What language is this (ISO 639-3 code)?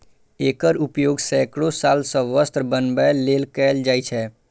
mai